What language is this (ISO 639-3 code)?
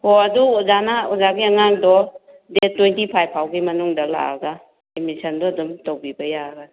mni